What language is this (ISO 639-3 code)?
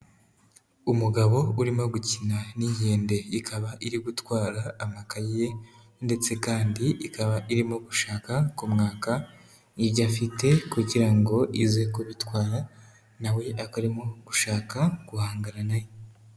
kin